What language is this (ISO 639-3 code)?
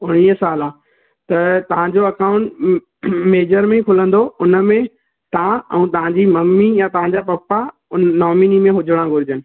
snd